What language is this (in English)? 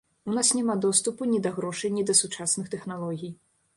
Belarusian